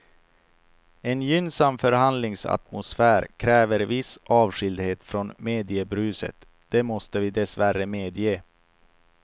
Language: Swedish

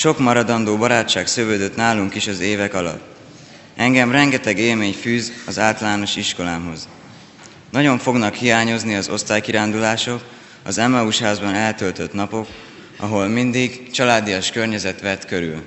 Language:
Hungarian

